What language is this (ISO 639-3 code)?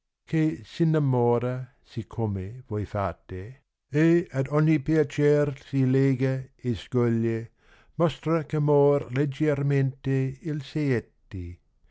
ita